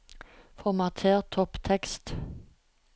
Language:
Norwegian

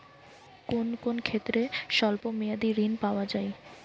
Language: Bangla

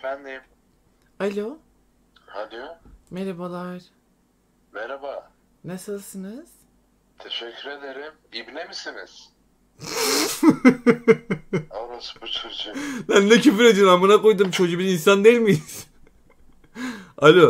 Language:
Turkish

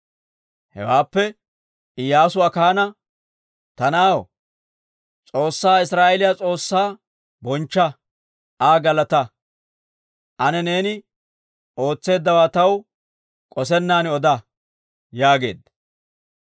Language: Dawro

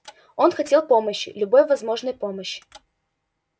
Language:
Russian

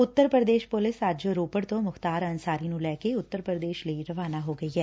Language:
Punjabi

